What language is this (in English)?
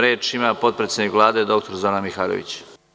Serbian